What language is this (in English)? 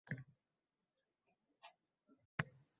Uzbek